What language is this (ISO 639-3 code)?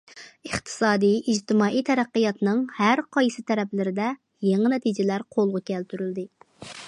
uig